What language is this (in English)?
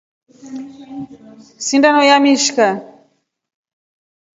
Rombo